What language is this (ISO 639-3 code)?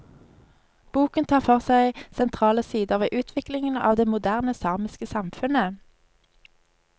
nor